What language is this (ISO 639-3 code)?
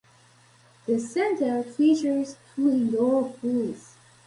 eng